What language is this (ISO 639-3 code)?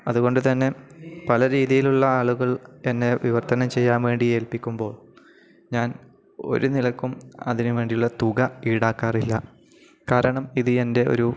mal